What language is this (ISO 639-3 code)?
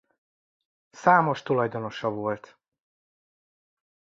hun